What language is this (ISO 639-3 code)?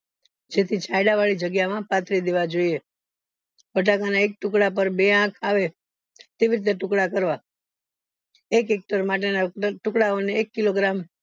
guj